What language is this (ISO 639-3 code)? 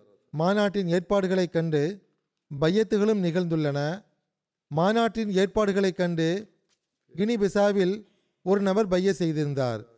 tam